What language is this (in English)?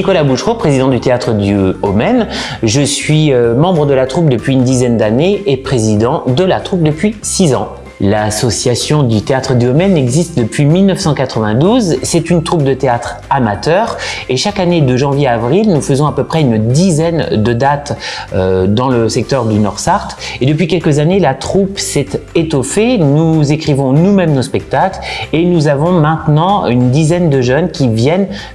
French